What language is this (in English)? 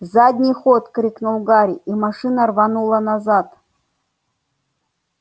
Russian